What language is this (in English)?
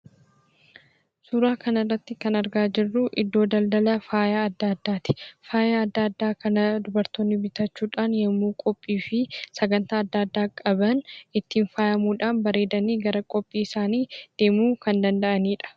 Oromo